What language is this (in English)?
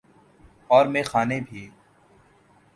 Urdu